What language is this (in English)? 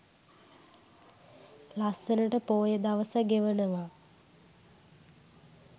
Sinhala